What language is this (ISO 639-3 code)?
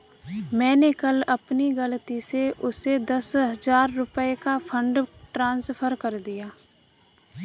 hin